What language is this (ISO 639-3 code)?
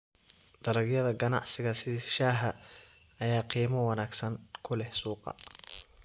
som